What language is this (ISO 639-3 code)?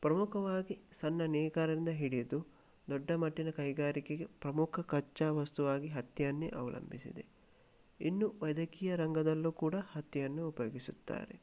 kan